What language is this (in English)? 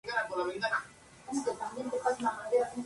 Spanish